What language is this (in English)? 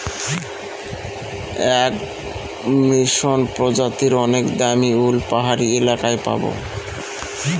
Bangla